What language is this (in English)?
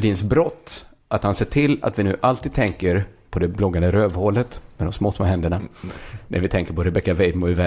Swedish